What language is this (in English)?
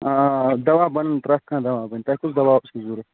Kashmiri